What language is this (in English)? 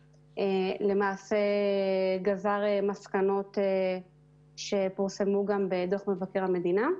Hebrew